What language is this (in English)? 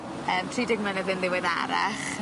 Welsh